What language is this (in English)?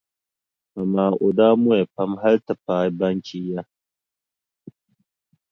Dagbani